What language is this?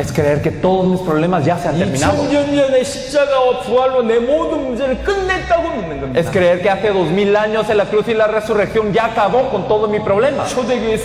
Spanish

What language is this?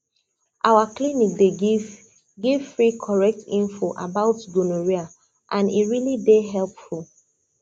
Nigerian Pidgin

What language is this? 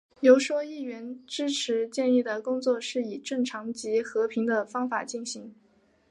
Chinese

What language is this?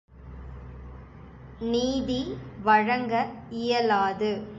Tamil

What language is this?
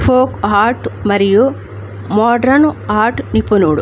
Telugu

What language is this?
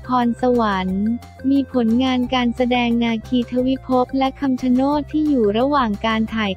Thai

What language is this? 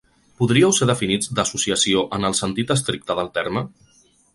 Catalan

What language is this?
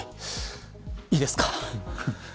Japanese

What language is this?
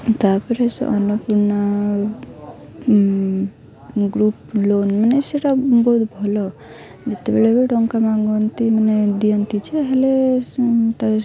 Odia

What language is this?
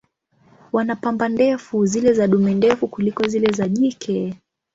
Swahili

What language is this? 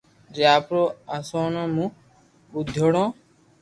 Loarki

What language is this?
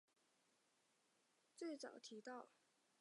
Chinese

